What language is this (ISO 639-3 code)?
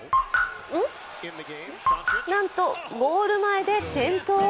jpn